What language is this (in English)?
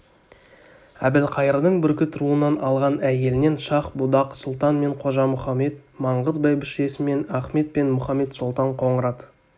Kazakh